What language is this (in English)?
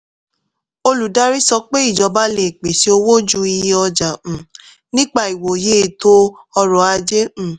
Yoruba